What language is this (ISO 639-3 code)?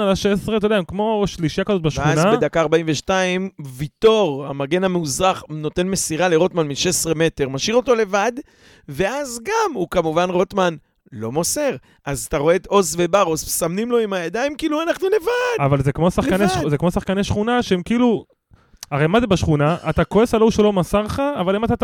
heb